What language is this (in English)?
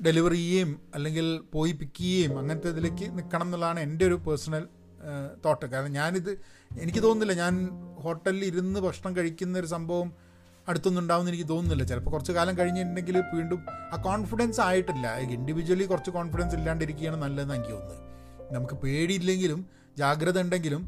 Malayalam